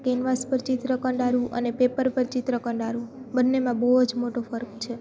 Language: Gujarati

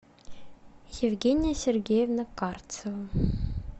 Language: Russian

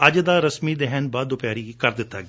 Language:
Punjabi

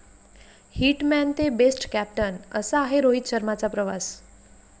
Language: Marathi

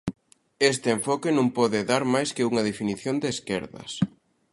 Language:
Galician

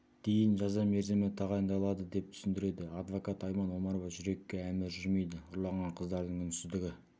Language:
Kazakh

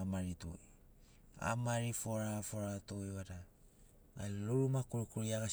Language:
Sinaugoro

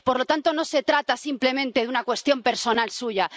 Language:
Spanish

